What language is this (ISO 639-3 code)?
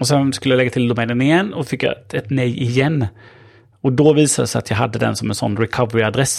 swe